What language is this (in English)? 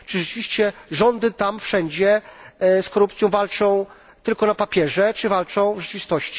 Polish